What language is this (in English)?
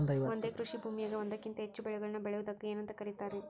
Kannada